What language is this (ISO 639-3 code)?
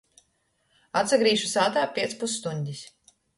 ltg